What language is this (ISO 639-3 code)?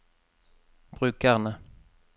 nor